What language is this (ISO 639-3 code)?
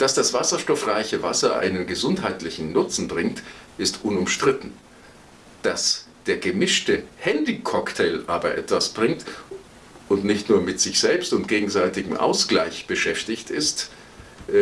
deu